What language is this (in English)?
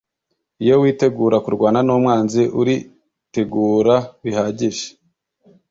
Kinyarwanda